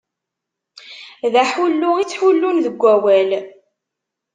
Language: Kabyle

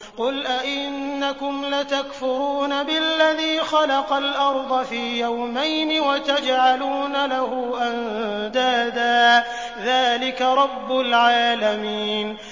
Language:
Arabic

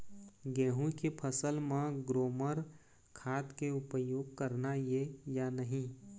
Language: Chhattisgarhi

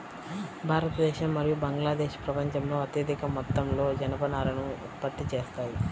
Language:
Telugu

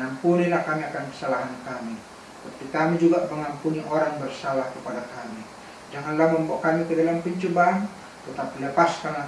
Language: Indonesian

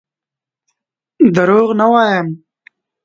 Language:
Pashto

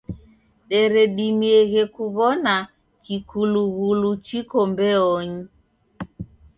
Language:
Taita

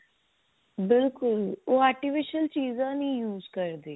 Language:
Punjabi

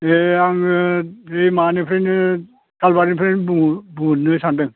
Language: Bodo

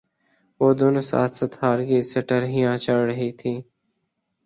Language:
Urdu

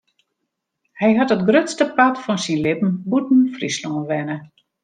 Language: Western Frisian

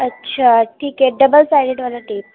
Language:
Urdu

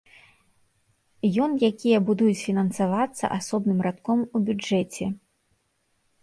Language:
Belarusian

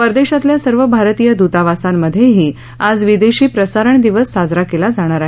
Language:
Marathi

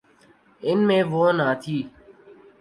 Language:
Urdu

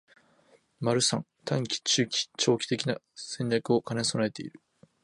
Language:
Japanese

